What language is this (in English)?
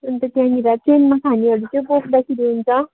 Nepali